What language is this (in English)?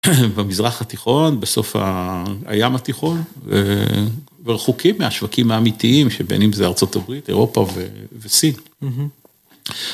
Hebrew